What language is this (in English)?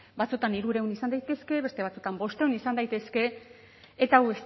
Basque